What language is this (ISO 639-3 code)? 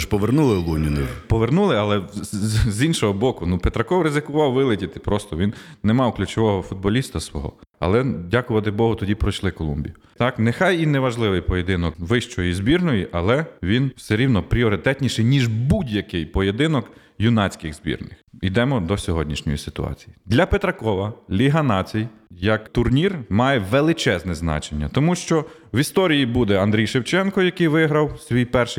ukr